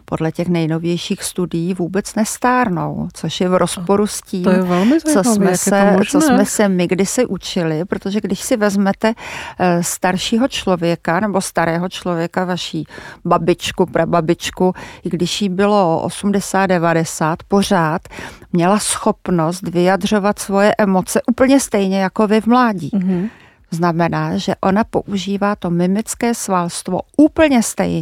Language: Czech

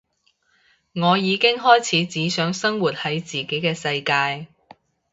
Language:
Cantonese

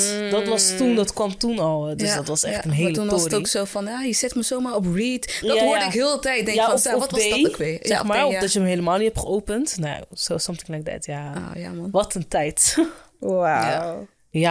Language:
Dutch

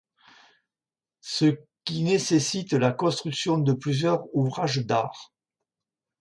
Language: French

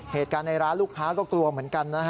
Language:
Thai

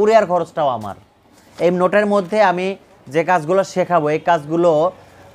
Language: Bangla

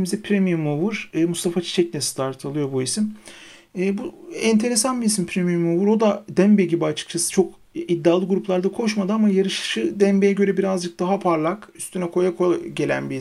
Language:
Turkish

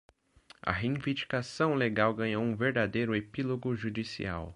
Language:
Portuguese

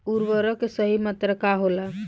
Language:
Bhojpuri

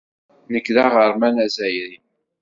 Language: Kabyle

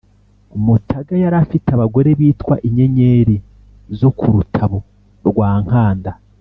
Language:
Kinyarwanda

